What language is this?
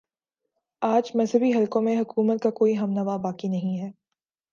Urdu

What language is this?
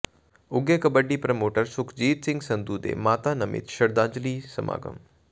Punjabi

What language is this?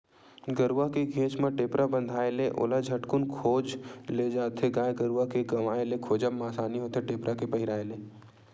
Chhattisgarhi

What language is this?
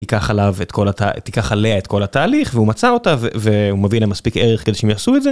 Hebrew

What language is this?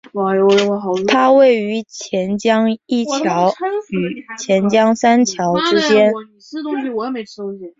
Chinese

